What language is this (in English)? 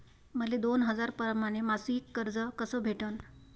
Marathi